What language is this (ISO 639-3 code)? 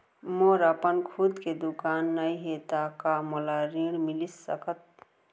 hne